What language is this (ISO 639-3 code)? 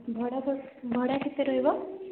ori